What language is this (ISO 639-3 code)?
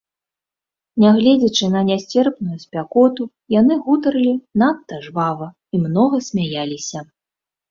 bel